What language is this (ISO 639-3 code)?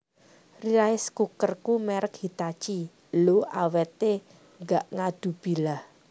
jav